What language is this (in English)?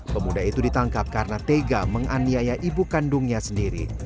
Indonesian